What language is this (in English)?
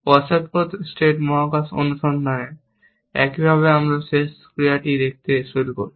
Bangla